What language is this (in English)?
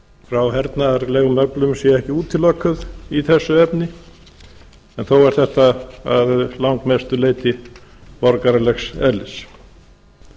Icelandic